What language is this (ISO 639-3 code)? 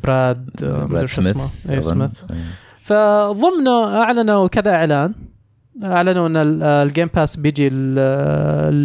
ara